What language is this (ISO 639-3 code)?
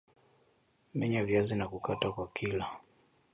swa